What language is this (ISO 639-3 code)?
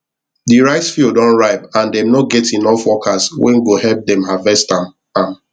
pcm